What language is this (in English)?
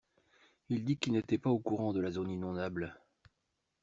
French